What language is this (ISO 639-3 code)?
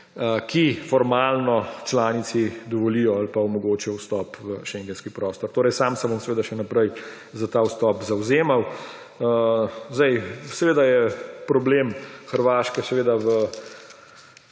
slv